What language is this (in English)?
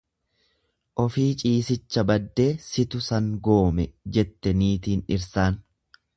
Oromo